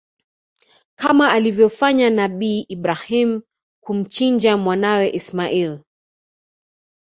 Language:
Swahili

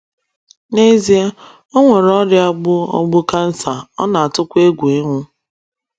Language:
Igbo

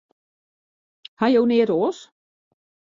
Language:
Western Frisian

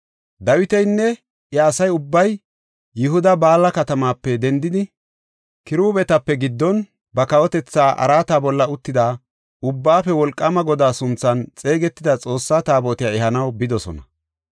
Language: Gofa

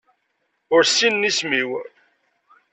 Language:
Kabyle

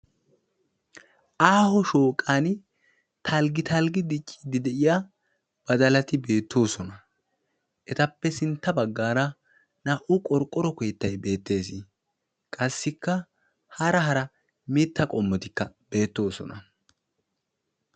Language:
Wolaytta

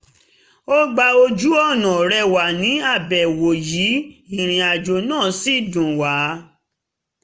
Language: Yoruba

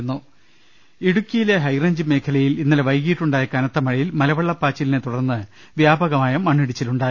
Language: Malayalam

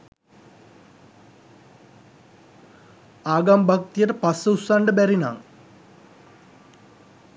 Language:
Sinhala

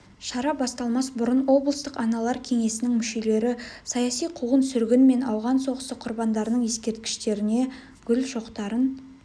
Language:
Kazakh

